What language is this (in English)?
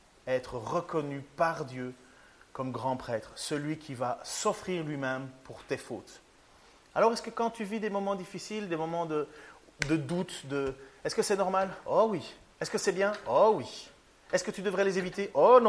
French